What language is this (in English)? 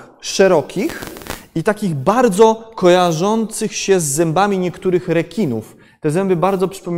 Polish